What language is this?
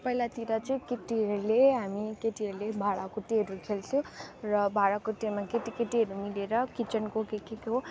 Nepali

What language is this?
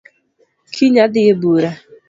Luo (Kenya and Tanzania)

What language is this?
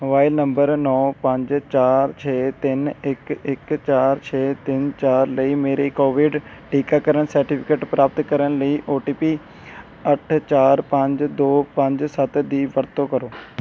Punjabi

